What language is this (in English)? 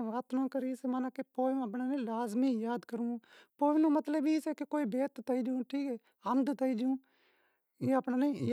Wadiyara Koli